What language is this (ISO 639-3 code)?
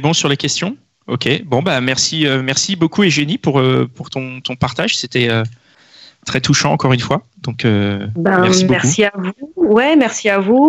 fra